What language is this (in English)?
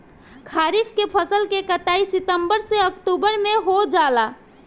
Bhojpuri